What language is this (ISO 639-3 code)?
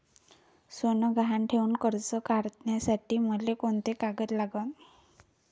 mar